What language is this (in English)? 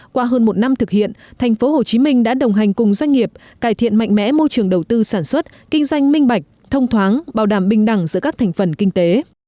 Vietnamese